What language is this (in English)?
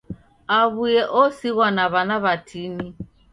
Taita